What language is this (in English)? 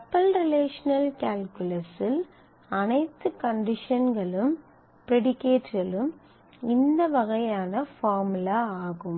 Tamil